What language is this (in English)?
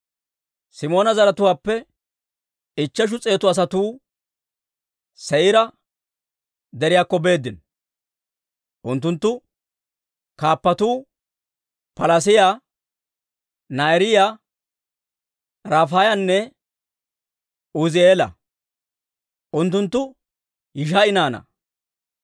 Dawro